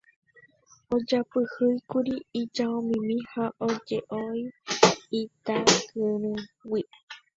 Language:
Guarani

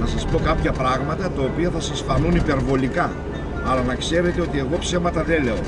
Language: Greek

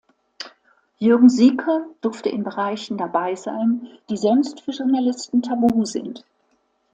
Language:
German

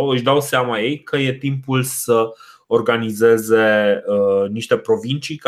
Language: Romanian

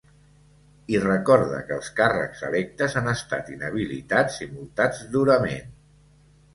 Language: Catalan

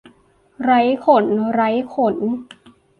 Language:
Thai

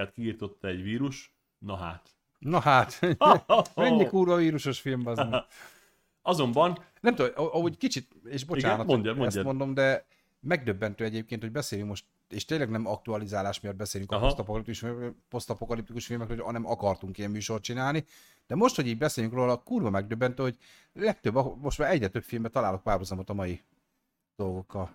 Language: Hungarian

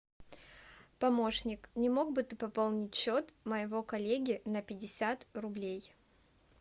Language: Russian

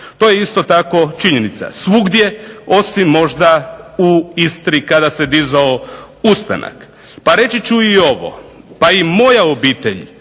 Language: Croatian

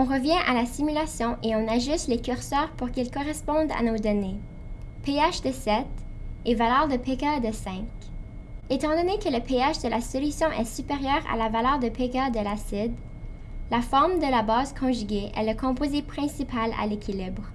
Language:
French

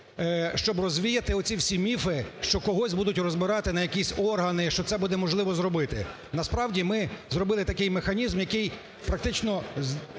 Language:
Ukrainian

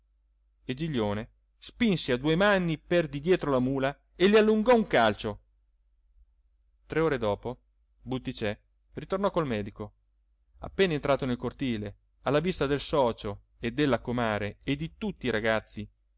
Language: Italian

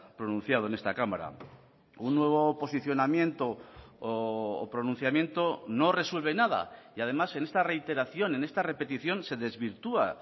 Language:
Spanish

